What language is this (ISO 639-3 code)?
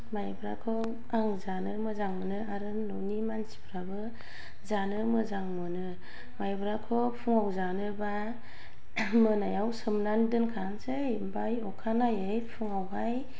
brx